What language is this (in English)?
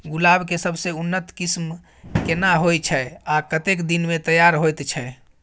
Maithili